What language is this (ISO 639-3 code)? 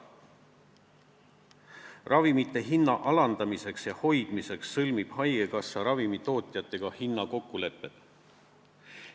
est